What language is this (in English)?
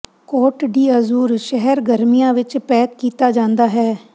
Punjabi